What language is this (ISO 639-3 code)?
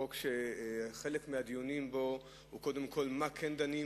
heb